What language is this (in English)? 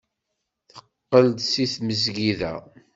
Kabyle